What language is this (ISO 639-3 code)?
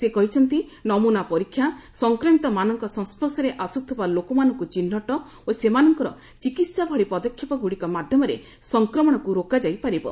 ori